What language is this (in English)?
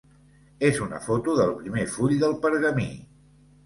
Catalan